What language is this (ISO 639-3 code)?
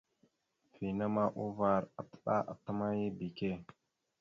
mxu